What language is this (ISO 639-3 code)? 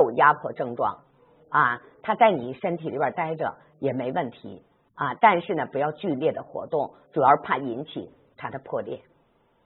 zho